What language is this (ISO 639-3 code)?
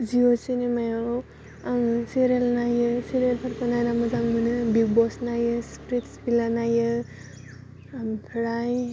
brx